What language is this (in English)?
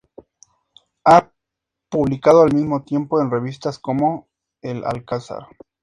Spanish